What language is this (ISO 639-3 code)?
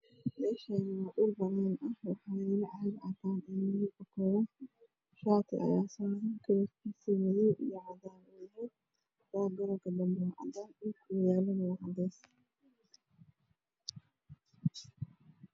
som